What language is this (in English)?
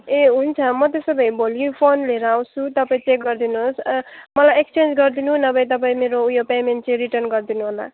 Nepali